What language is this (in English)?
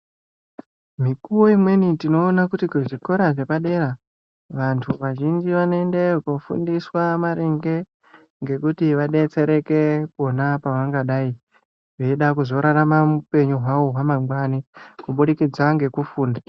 Ndau